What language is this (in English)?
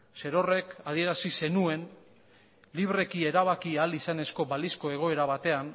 Basque